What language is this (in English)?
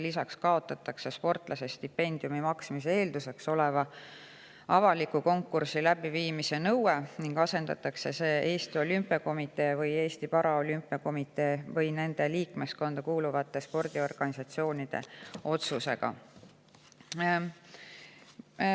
Estonian